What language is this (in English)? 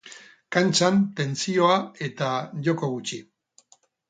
Basque